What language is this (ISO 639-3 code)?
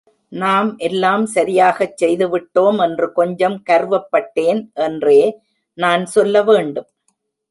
tam